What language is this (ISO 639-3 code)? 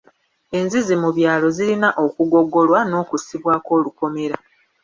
lug